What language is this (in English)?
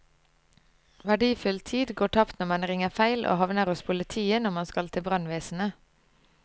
Norwegian